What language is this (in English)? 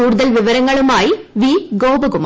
Malayalam